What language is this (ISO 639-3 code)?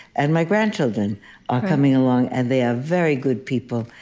eng